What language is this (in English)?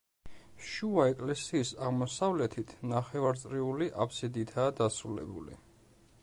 Georgian